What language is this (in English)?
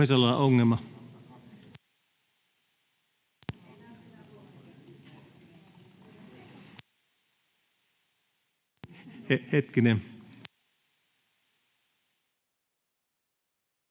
Finnish